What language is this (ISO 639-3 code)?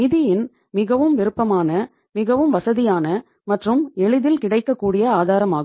tam